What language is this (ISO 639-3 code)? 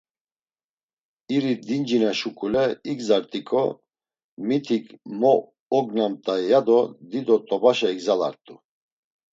lzz